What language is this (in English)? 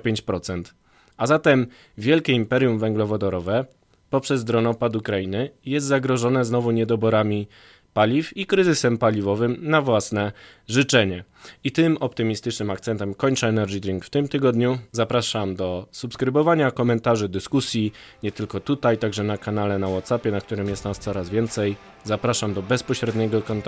Polish